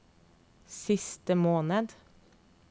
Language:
Norwegian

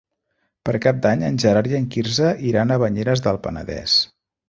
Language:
Catalan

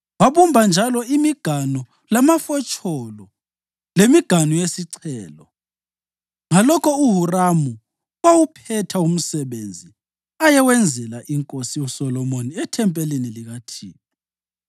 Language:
North Ndebele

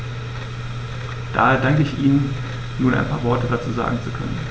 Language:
German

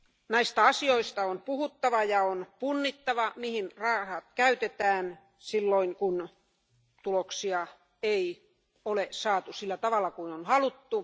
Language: Finnish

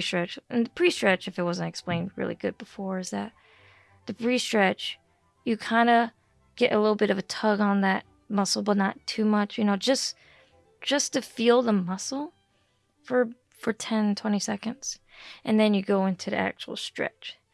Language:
English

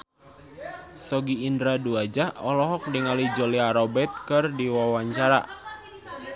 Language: Sundanese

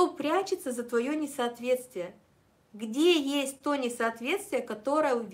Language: Russian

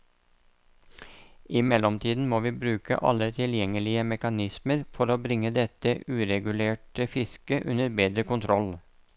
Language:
Norwegian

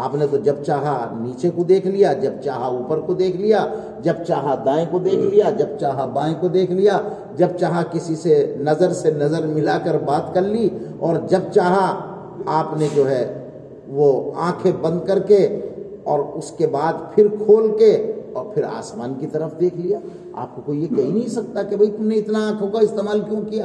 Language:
Urdu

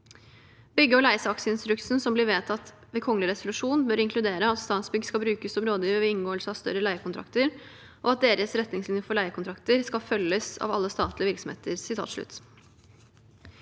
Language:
Norwegian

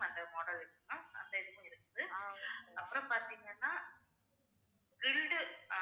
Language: Tamil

